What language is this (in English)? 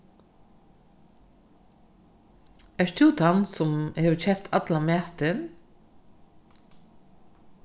Faroese